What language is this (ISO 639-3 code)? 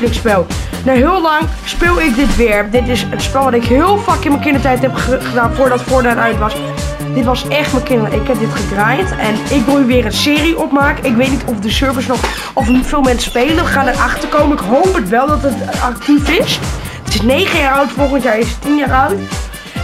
nld